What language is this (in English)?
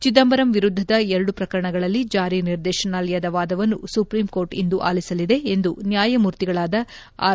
Kannada